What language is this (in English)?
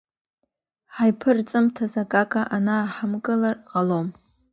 Abkhazian